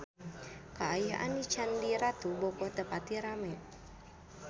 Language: Sundanese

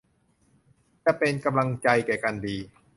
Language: Thai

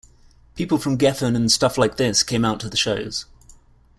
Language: English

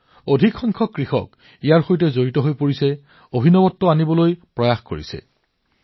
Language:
Assamese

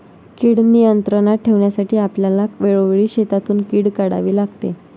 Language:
Marathi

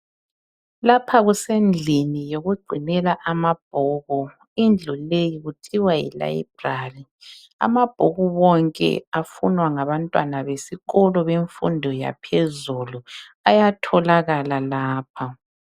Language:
North Ndebele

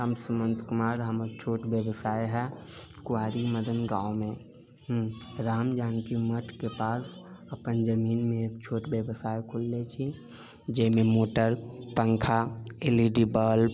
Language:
Maithili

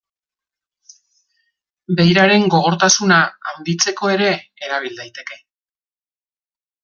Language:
Basque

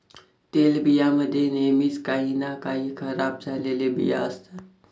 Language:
Marathi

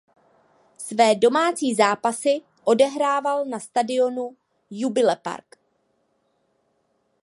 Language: Czech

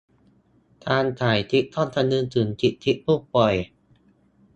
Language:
Thai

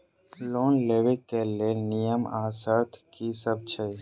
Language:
Maithili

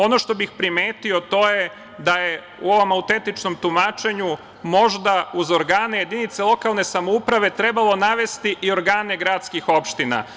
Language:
Serbian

